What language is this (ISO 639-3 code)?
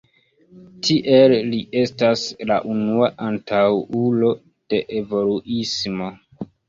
epo